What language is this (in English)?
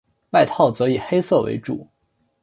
Chinese